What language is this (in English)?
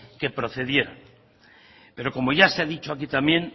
Spanish